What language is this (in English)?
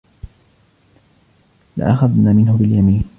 Arabic